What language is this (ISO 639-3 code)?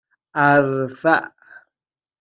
fas